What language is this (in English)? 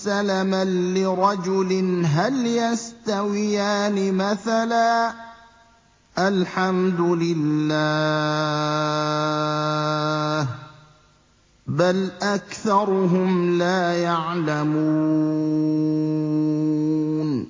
Arabic